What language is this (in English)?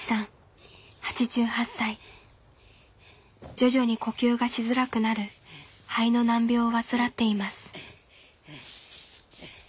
Japanese